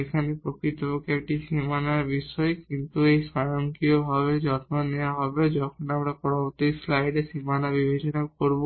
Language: Bangla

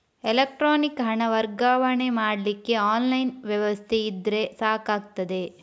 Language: Kannada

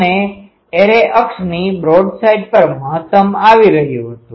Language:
Gujarati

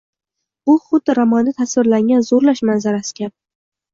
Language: Uzbek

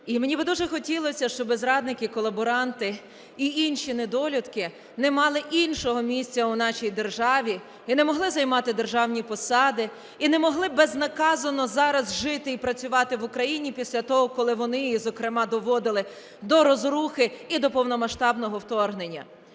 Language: Ukrainian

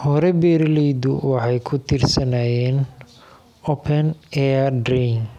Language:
Somali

